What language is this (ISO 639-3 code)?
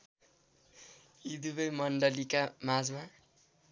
nep